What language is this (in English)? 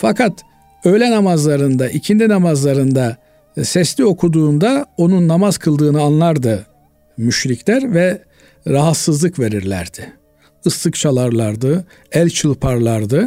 Turkish